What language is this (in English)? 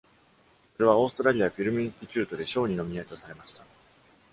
Japanese